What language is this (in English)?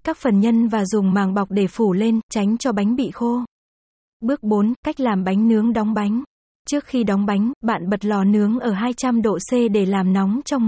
Vietnamese